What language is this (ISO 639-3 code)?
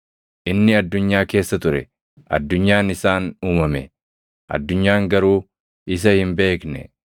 orm